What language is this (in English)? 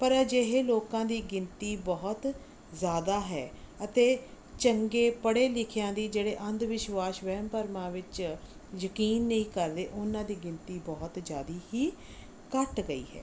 Punjabi